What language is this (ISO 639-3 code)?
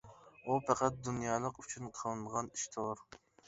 uig